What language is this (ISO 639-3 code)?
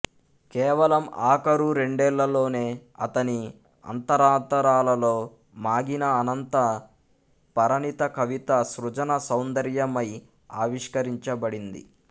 tel